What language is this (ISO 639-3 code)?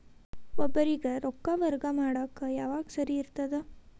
kan